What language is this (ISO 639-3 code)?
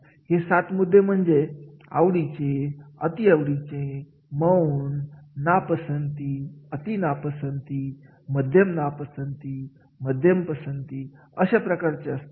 mar